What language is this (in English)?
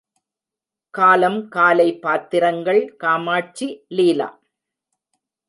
Tamil